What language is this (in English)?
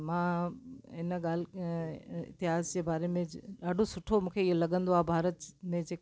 Sindhi